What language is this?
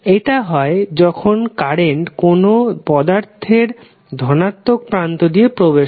Bangla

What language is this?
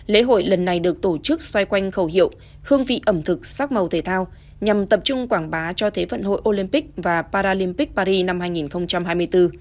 Vietnamese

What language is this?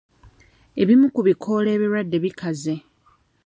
Ganda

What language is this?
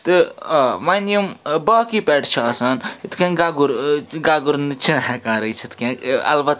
Kashmiri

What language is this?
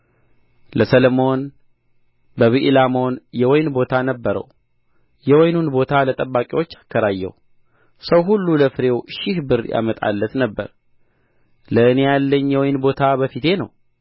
Amharic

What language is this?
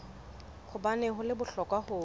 Southern Sotho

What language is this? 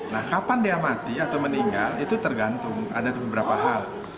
Indonesian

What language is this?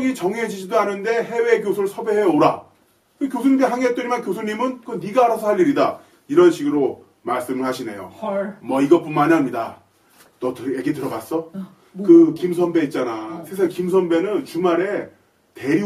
Korean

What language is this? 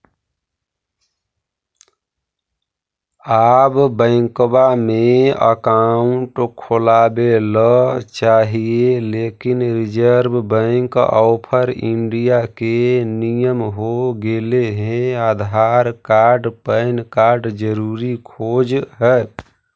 Magahi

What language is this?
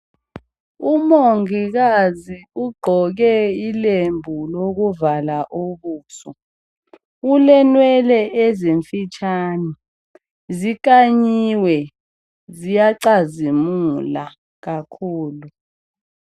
North Ndebele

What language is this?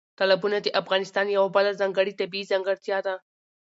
Pashto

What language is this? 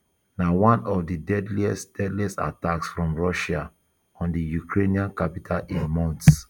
Nigerian Pidgin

